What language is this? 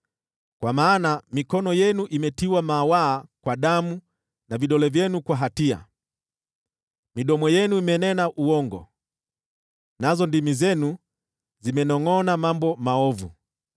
Swahili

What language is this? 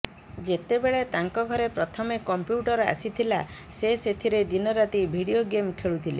Odia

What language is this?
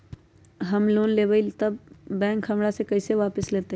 Magahi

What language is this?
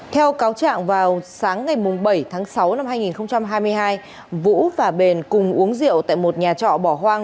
Vietnamese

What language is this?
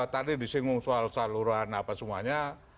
Indonesian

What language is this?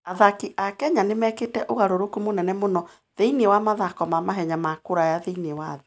Kikuyu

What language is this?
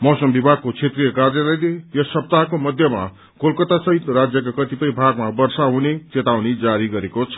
Nepali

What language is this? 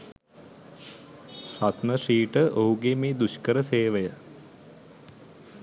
Sinhala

